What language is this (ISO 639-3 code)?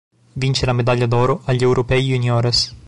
ita